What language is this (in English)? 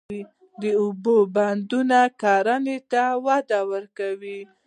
Pashto